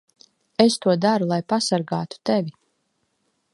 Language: Latvian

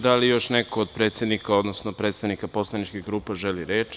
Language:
Serbian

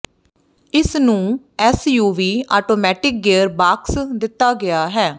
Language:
Punjabi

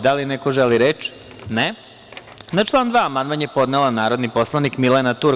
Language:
Serbian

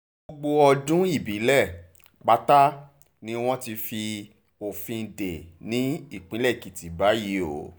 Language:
Yoruba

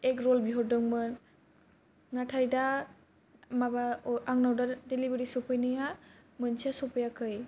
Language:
Bodo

